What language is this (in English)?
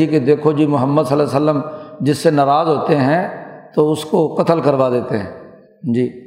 Urdu